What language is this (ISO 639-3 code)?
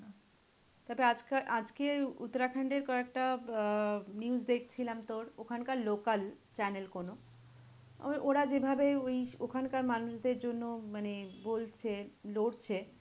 ben